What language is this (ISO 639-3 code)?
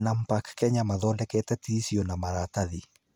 kik